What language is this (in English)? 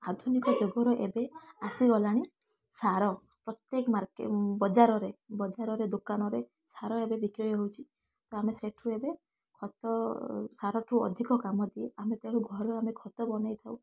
Odia